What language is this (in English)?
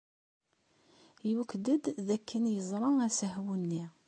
Kabyle